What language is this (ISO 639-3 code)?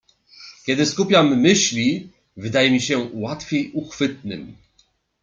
pol